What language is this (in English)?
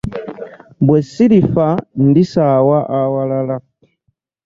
Ganda